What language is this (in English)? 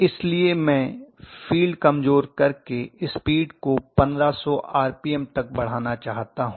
Hindi